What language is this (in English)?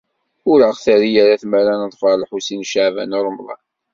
Kabyle